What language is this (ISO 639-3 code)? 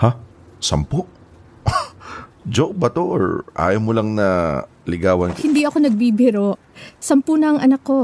fil